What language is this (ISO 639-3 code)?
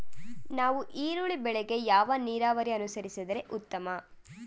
kan